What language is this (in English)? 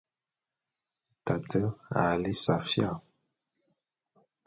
Bulu